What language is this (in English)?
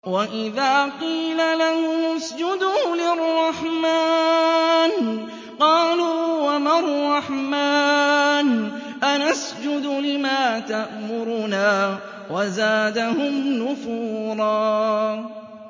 Arabic